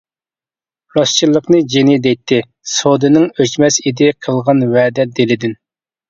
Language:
Uyghur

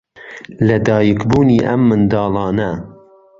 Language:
Central Kurdish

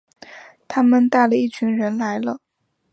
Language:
Chinese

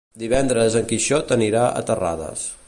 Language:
Catalan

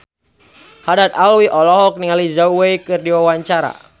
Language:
Sundanese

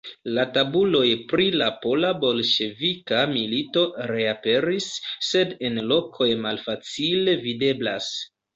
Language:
Esperanto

